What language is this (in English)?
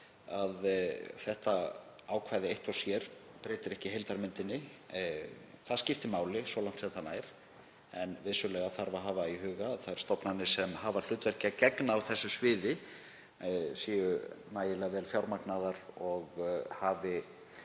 Icelandic